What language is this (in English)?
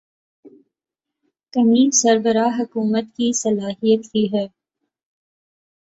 Urdu